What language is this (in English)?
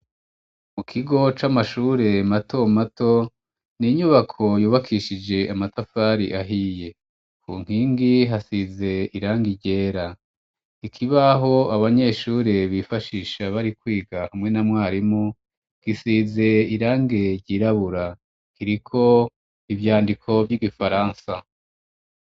Rundi